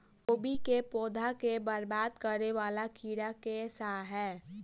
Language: Maithili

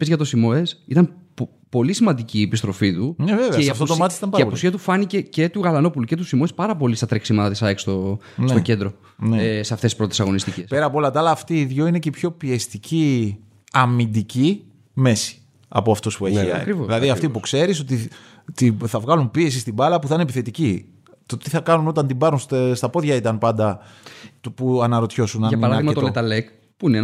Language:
Greek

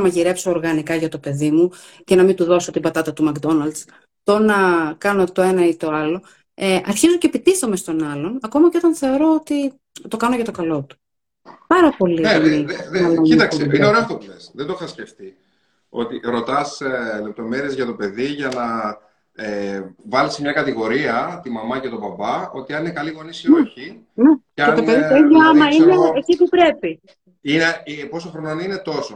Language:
Greek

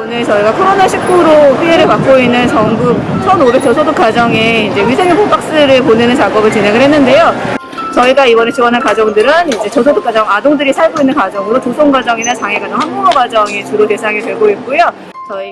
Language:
Korean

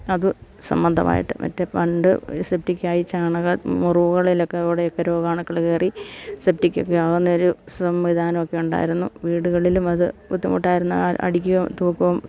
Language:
Malayalam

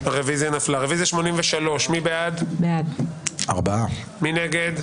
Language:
Hebrew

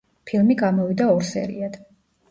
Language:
Georgian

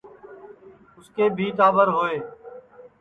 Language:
Sansi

